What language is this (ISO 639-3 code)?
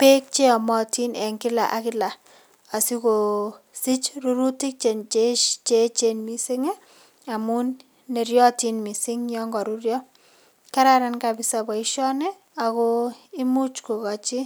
kln